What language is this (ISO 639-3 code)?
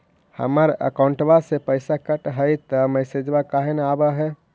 mag